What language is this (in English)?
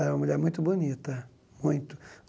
Portuguese